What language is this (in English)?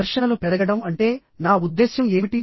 Telugu